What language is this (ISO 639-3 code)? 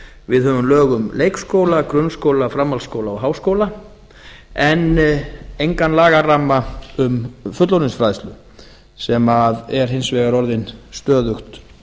isl